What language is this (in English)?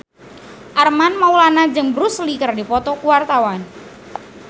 Sundanese